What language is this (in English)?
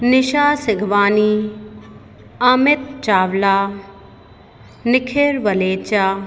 Sindhi